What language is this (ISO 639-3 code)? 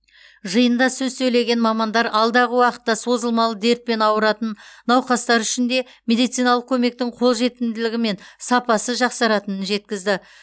kaz